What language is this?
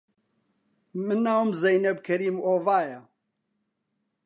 Central Kurdish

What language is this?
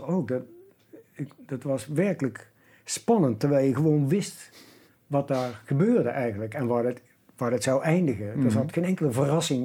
Dutch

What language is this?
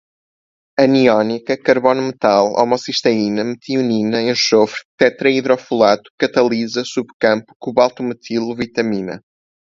Portuguese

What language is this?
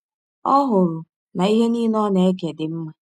Igbo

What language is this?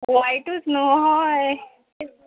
Konkani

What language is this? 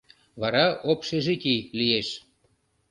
Mari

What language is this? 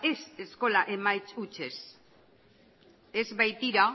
Basque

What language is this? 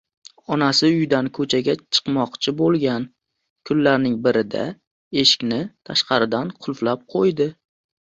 Uzbek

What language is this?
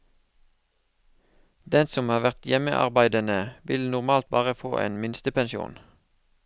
Norwegian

